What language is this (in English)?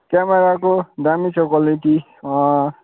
Nepali